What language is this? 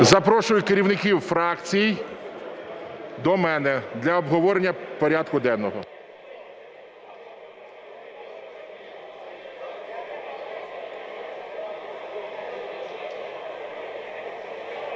Ukrainian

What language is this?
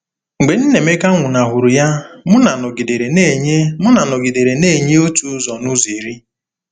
Igbo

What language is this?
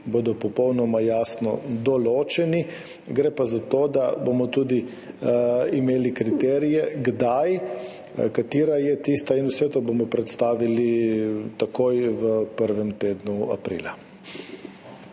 Slovenian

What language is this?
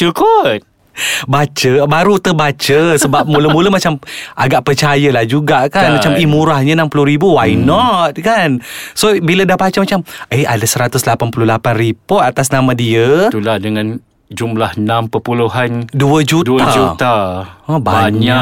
Malay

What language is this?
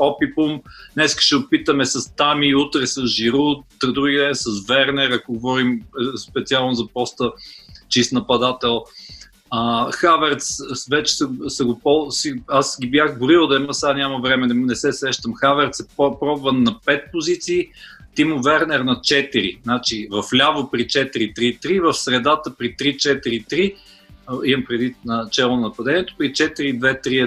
Bulgarian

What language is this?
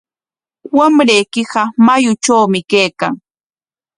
Corongo Ancash Quechua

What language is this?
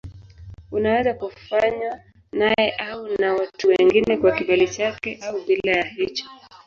Swahili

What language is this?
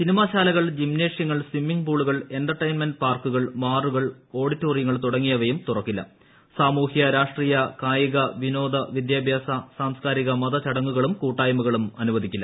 Malayalam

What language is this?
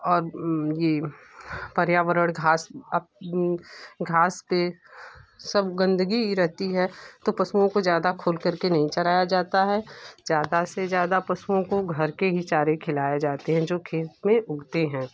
Hindi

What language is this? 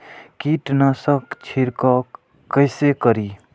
Maithili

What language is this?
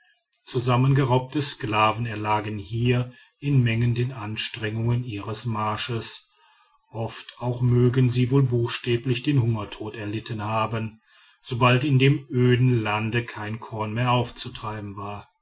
German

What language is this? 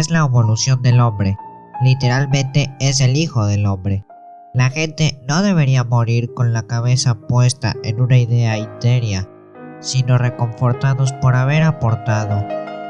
Spanish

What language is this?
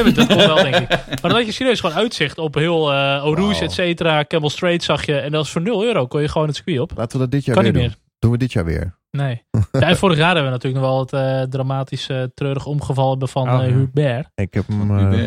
Dutch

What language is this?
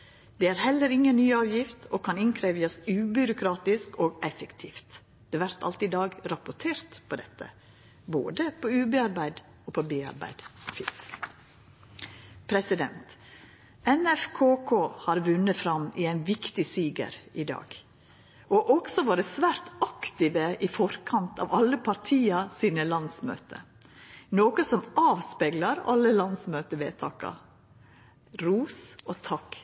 Norwegian Nynorsk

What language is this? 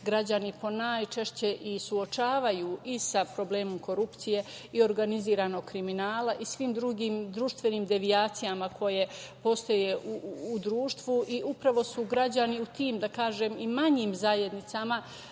Serbian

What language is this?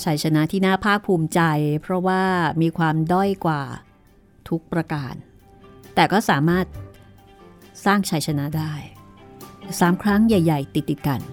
Thai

